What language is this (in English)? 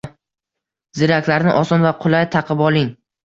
Uzbek